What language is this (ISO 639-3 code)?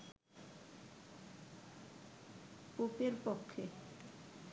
ben